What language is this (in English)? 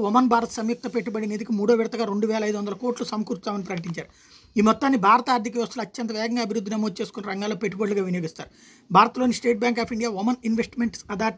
Telugu